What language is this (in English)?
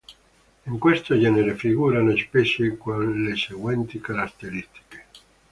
Italian